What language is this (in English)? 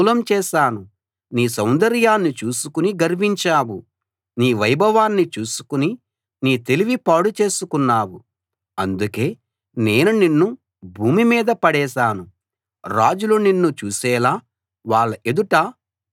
Telugu